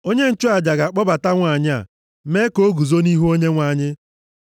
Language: Igbo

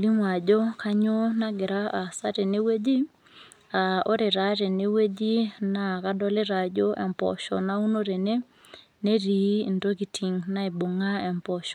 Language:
Masai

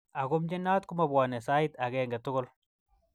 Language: Kalenjin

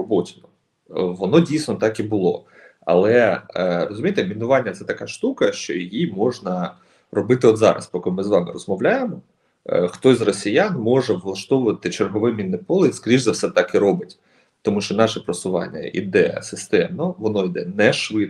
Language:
Ukrainian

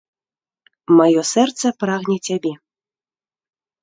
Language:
Belarusian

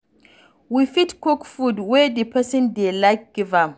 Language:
Nigerian Pidgin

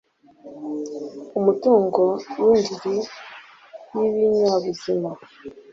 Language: Kinyarwanda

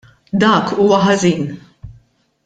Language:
Maltese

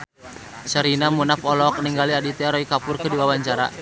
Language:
Sundanese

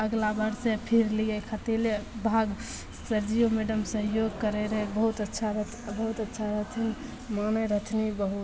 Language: Maithili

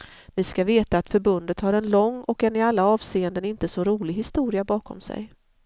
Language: Swedish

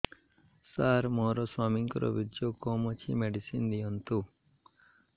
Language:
Odia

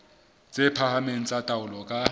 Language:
Southern Sotho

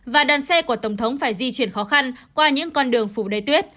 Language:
Vietnamese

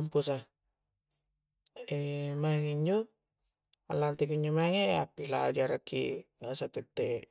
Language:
Coastal Konjo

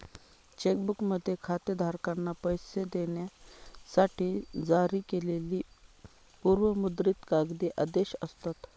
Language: Marathi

